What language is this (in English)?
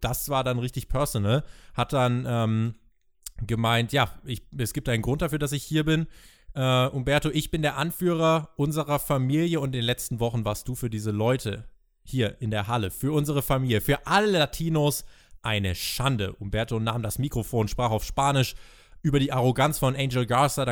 German